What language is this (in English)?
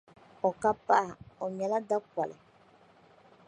Dagbani